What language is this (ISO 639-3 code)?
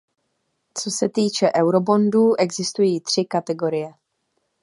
ces